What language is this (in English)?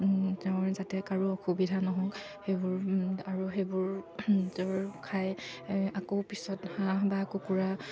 Assamese